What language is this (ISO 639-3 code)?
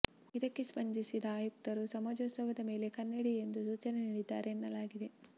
kan